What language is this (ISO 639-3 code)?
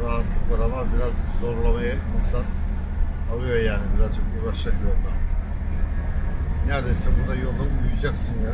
tur